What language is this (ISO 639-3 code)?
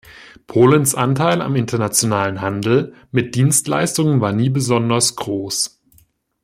deu